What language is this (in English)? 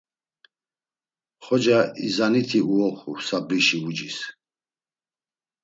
Laz